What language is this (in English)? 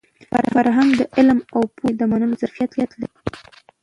Pashto